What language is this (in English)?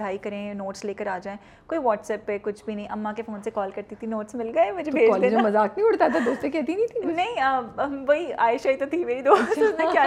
Urdu